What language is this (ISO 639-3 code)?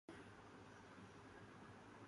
urd